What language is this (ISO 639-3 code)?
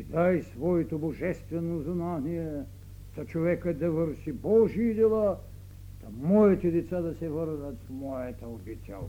bul